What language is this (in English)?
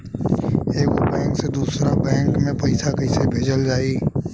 Bhojpuri